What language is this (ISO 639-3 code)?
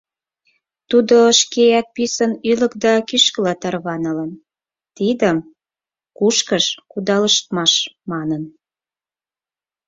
chm